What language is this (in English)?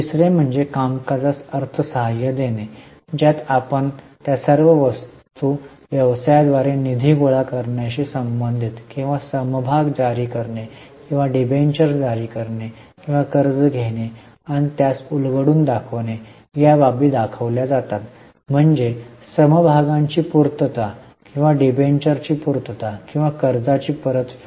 Marathi